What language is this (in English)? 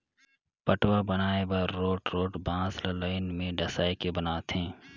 Chhattisgarhi